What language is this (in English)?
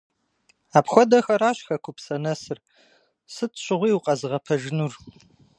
Kabardian